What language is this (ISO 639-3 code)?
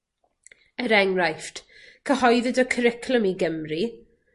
cym